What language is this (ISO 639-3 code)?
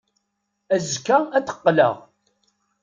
kab